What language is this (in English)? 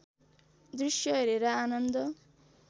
Nepali